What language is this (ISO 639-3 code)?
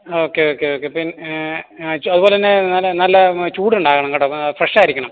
mal